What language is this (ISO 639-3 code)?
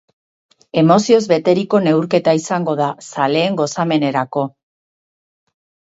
eus